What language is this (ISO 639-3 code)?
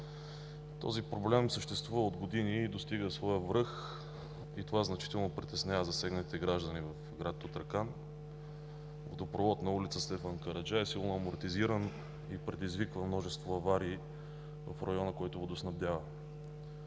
bul